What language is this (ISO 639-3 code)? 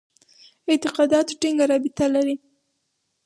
pus